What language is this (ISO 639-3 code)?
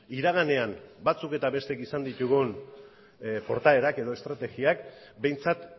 eus